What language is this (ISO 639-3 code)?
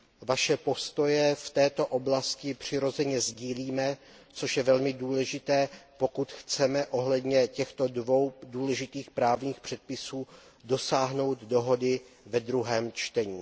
ces